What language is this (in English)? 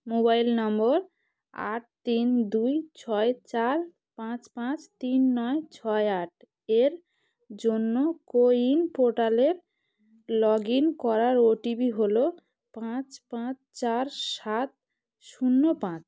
Bangla